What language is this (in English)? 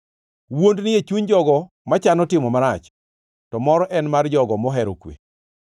Luo (Kenya and Tanzania)